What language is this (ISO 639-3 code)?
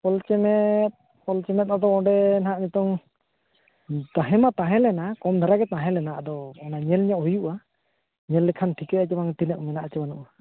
sat